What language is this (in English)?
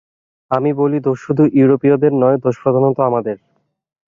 Bangla